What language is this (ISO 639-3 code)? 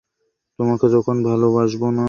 ben